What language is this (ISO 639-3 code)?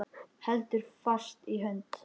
isl